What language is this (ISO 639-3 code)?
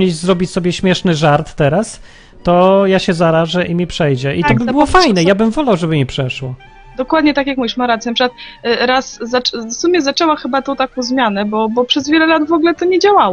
pol